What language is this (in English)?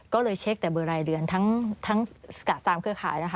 Thai